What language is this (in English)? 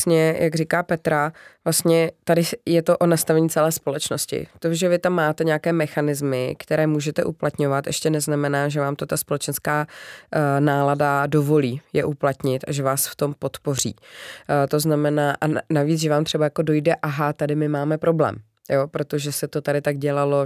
Czech